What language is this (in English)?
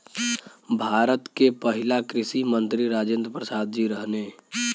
Bhojpuri